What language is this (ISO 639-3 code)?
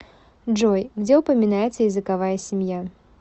rus